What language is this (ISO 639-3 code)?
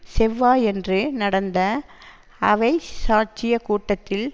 tam